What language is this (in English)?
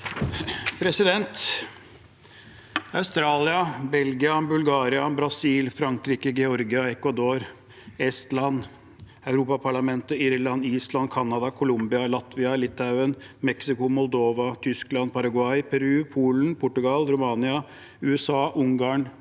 Norwegian